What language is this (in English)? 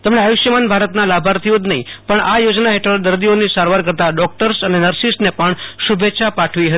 Gujarati